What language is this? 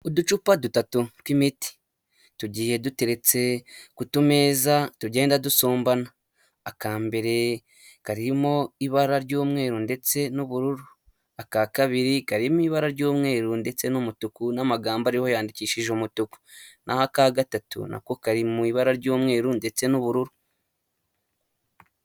Kinyarwanda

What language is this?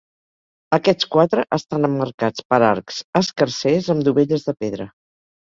Catalan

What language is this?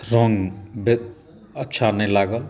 Maithili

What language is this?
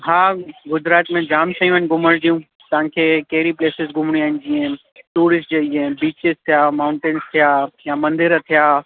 Sindhi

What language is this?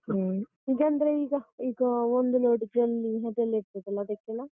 Kannada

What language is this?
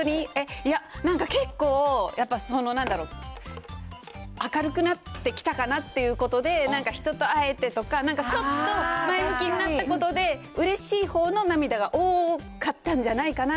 Japanese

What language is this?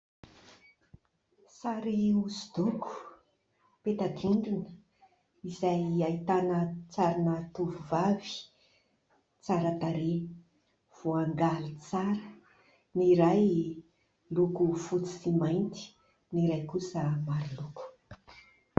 Malagasy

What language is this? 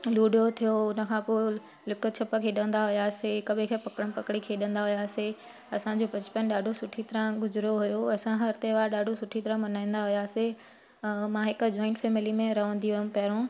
Sindhi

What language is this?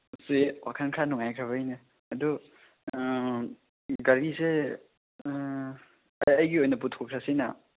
Manipuri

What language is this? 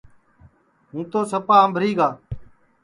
Sansi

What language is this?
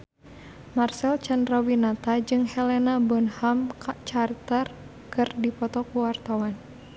Sundanese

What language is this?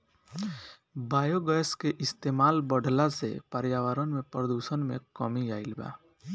Bhojpuri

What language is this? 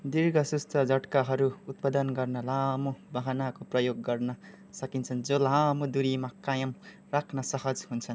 Nepali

